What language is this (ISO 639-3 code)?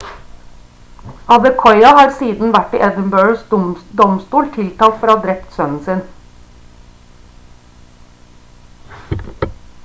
nob